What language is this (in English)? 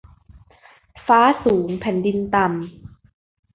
Thai